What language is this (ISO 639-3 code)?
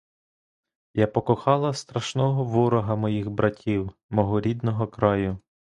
ukr